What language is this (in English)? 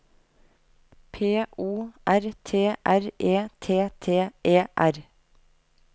Norwegian